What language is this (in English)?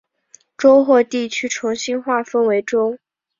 Chinese